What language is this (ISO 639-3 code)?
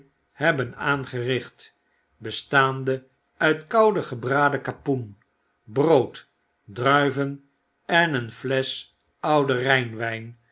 nld